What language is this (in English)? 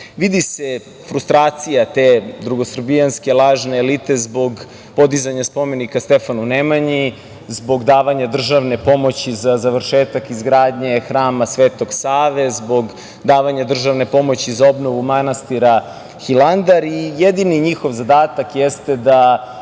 Serbian